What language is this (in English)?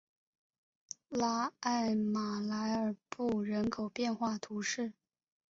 Chinese